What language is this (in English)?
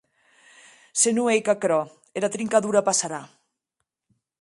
Occitan